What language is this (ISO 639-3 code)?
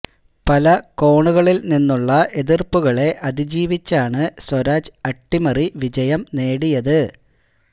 mal